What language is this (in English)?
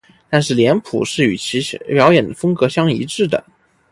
Chinese